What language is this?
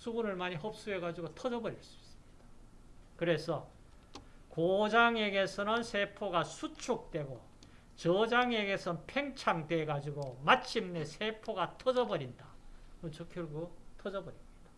Korean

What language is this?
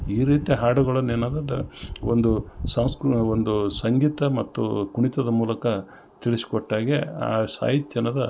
Kannada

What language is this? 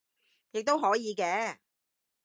Cantonese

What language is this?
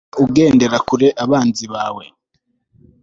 Kinyarwanda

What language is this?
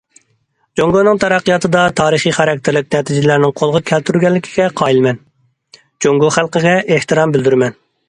Uyghur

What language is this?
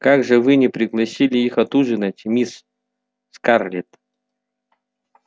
Russian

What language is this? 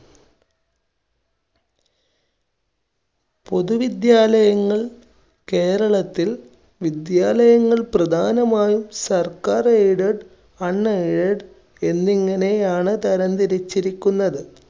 Malayalam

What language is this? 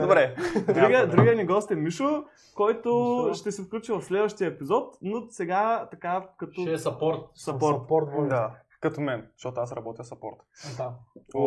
Bulgarian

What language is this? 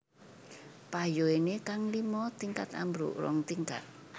Javanese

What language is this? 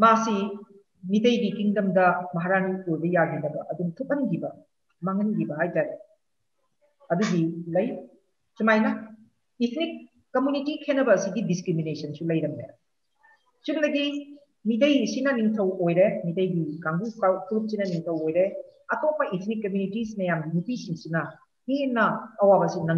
Vietnamese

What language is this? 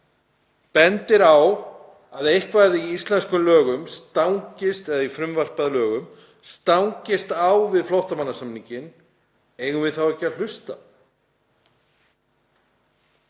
Icelandic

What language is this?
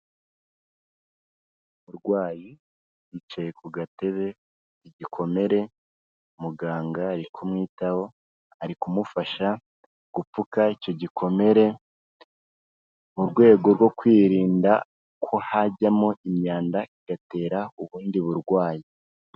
Kinyarwanda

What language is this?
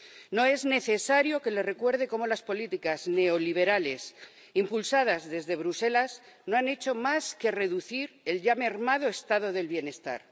Spanish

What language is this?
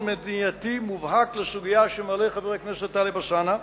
Hebrew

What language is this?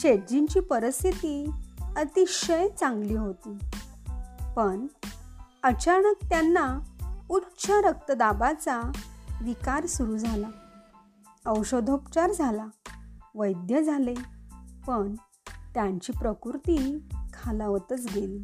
Marathi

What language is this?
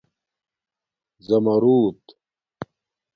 Domaaki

